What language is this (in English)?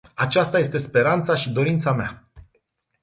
Romanian